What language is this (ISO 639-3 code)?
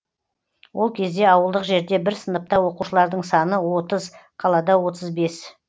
kaz